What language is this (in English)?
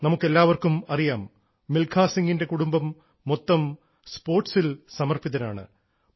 Malayalam